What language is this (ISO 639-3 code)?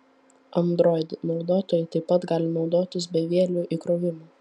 lit